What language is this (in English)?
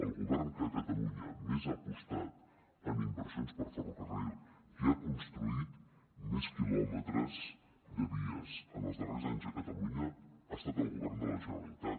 Catalan